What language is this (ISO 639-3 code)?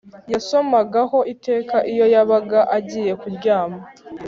kin